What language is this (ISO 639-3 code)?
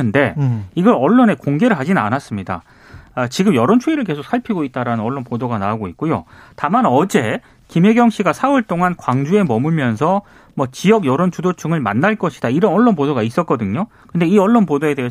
kor